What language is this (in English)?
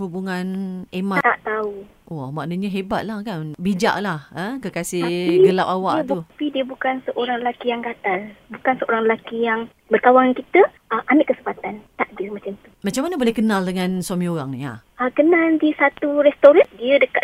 Malay